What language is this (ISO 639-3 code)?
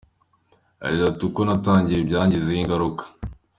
kin